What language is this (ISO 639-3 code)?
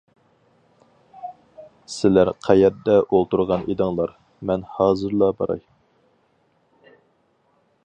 uig